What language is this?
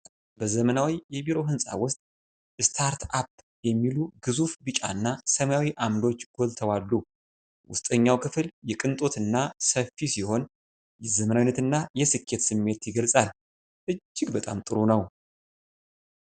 Amharic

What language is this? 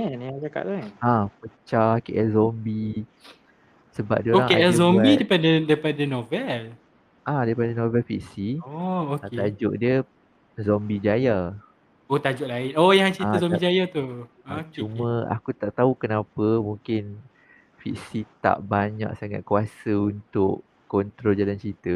Malay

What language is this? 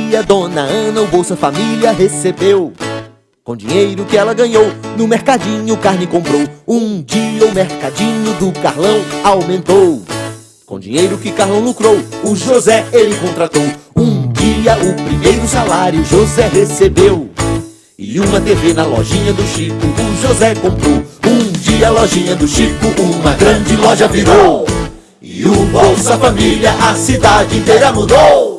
Portuguese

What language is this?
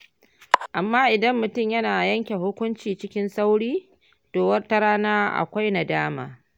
Hausa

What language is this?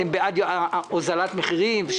Hebrew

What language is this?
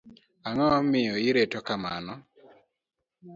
Luo (Kenya and Tanzania)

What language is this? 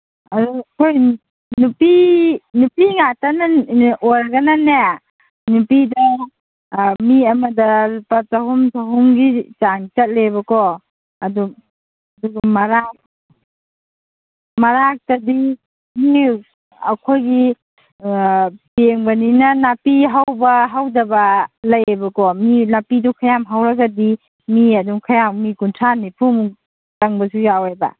Manipuri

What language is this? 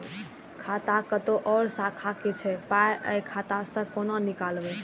Maithili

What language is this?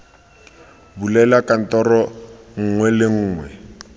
Tswana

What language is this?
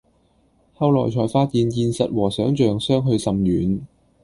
Cantonese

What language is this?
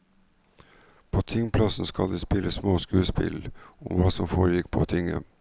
Norwegian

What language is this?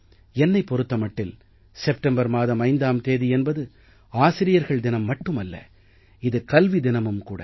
Tamil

